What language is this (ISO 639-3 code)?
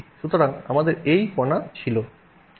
ben